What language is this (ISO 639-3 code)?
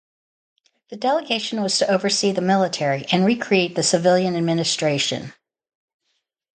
eng